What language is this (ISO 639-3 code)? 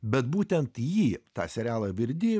lit